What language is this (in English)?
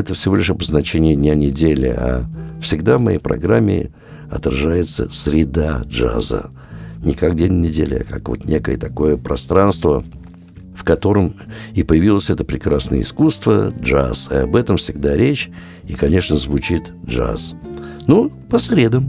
Russian